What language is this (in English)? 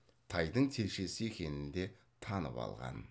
Kazakh